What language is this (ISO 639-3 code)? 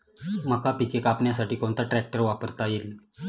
mar